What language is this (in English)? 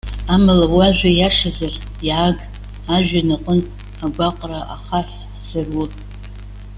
Abkhazian